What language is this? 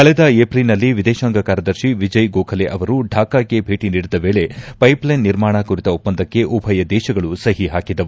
Kannada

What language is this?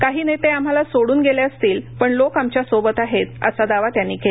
Marathi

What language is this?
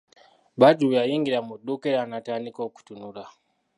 Ganda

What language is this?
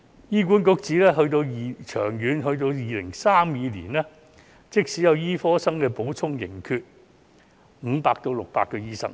Cantonese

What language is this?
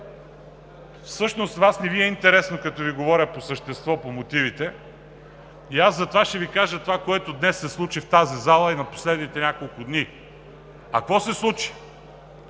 Bulgarian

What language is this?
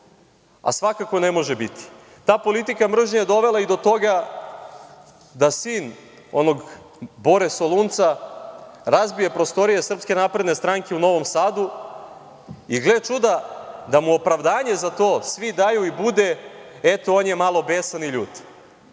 Serbian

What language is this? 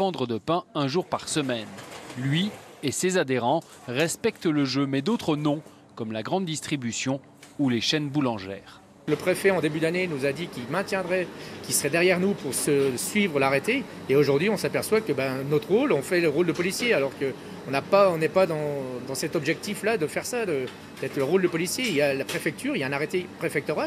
French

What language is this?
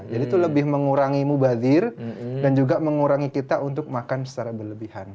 Indonesian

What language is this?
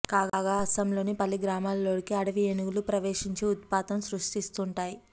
Telugu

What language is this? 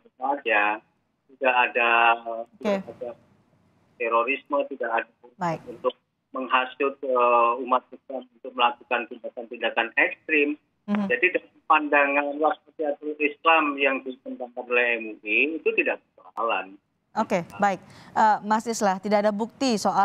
Indonesian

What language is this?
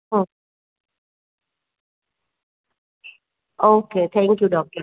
Gujarati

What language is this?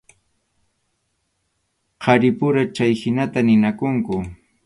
Arequipa-La Unión Quechua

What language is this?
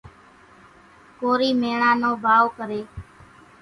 Kachi Koli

